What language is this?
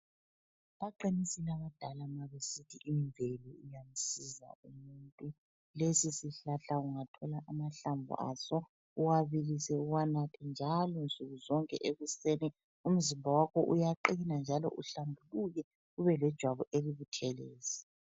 North Ndebele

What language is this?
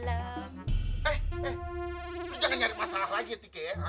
Indonesian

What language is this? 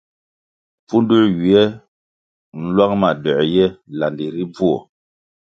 Kwasio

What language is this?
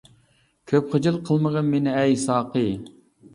Uyghur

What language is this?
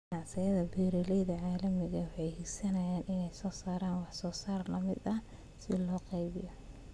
Somali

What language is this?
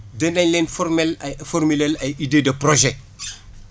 Wolof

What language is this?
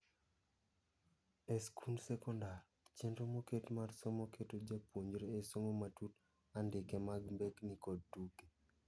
Luo (Kenya and Tanzania)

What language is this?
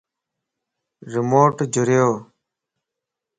Lasi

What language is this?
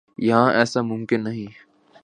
Urdu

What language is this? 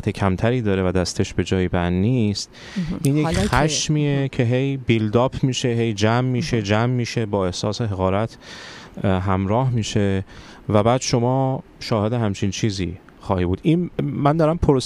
Persian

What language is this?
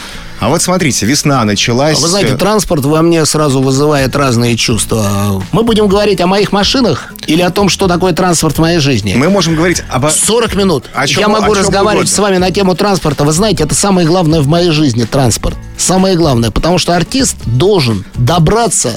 Russian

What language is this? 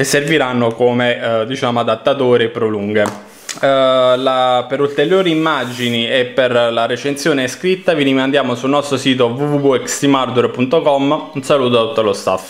Italian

